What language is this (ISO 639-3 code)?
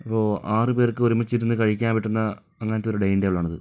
mal